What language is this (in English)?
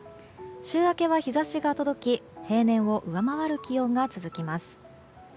Japanese